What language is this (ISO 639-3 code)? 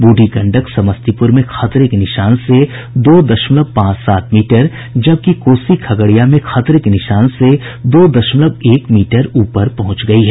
hin